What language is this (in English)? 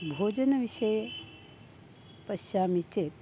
Sanskrit